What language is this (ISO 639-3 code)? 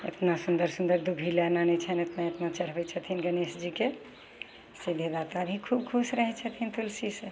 mai